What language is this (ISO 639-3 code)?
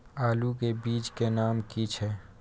mai